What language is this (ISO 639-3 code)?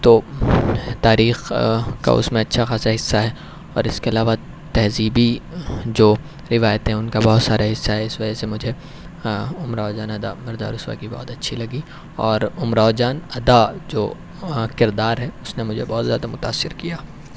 urd